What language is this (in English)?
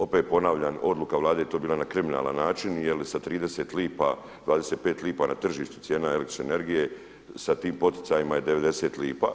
Croatian